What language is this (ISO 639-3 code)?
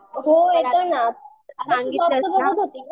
mar